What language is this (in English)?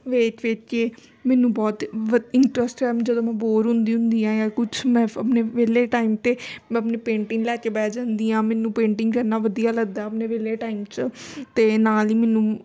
Punjabi